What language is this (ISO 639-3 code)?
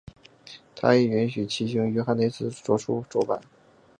zho